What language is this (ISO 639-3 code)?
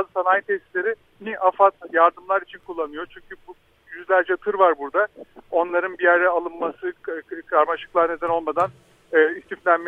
tur